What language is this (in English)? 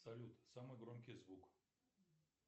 Russian